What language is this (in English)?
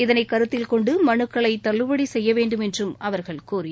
Tamil